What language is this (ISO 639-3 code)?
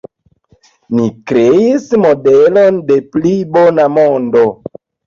epo